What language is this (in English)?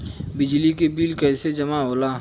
Bhojpuri